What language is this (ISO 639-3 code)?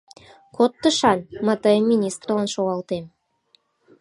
chm